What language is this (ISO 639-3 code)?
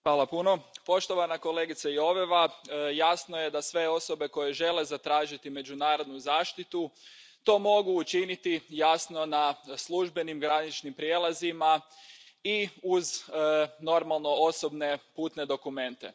hrv